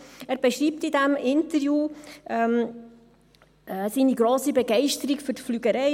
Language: Swiss German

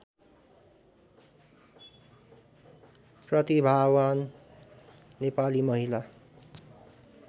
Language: Nepali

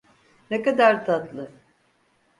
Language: Turkish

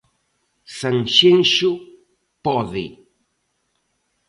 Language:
Galician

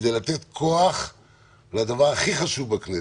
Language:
Hebrew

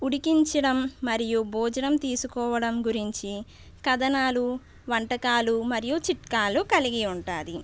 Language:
Telugu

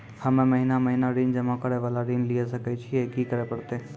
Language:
Maithili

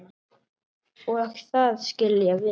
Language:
Icelandic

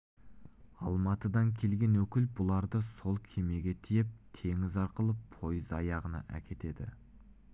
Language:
Kazakh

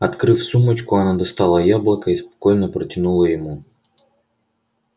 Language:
Russian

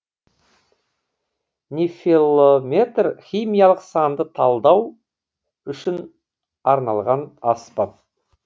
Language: Kazakh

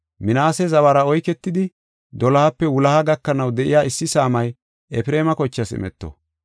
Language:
Gofa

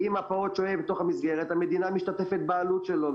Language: Hebrew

